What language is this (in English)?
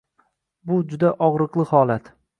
Uzbek